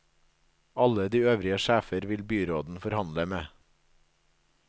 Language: Norwegian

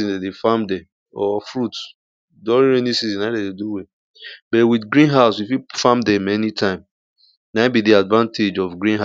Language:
Nigerian Pidgin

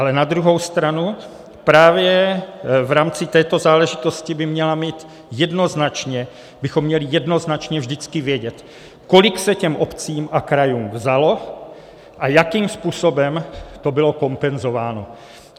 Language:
Czech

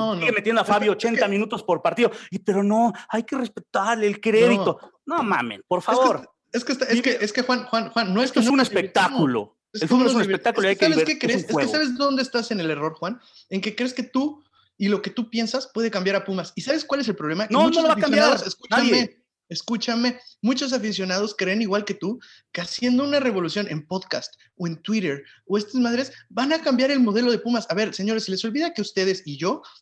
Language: Spanish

